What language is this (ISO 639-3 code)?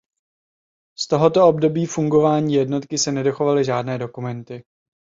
ces